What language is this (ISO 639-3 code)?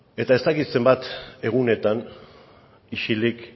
eus